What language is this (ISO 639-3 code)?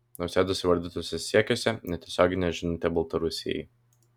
lit